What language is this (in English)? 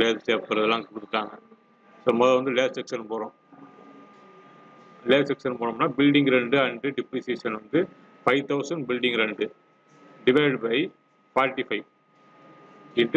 Tamil